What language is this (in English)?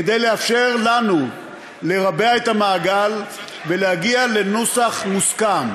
Hebrew